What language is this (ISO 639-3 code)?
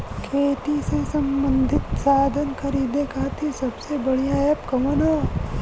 bho